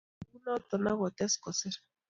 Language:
Kalenjin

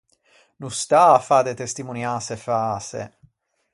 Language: Ligurian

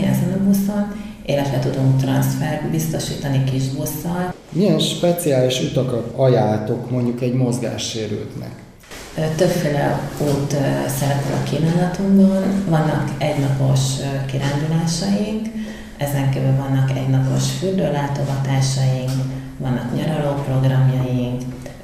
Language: Hungarian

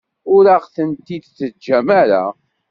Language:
Kabyle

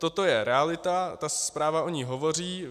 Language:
Czech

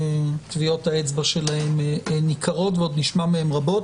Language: Hebrew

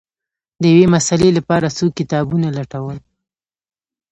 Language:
Pashto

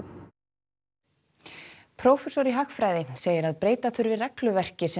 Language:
Icelandic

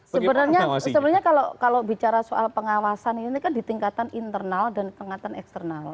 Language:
Indonesian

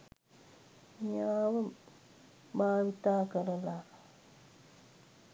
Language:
Sinhala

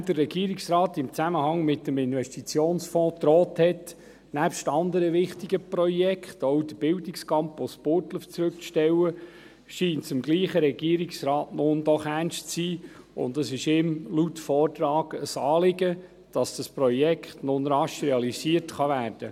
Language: Swiss German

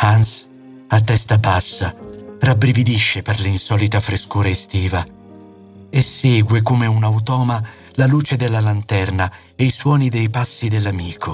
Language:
Italian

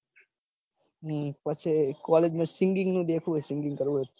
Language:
Gujarati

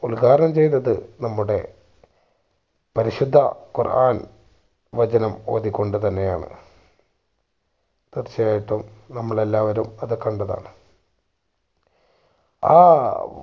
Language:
Malayalam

